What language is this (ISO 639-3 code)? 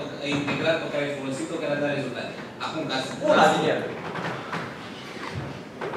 ron